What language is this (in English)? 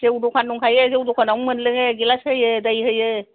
Bodo